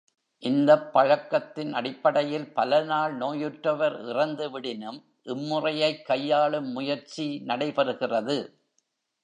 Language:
Tamil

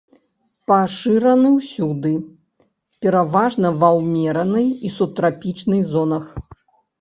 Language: Belarusian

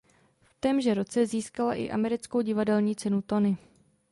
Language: Czech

